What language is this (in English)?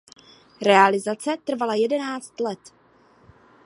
Czech